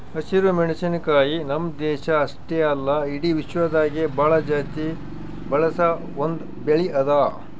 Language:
Kannada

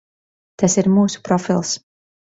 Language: Latvian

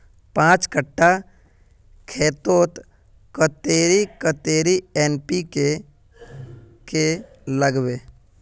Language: Magahi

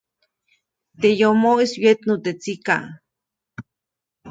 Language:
Copainalá Zoque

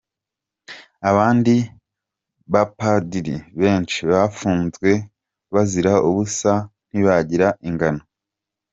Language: Kinyarwanda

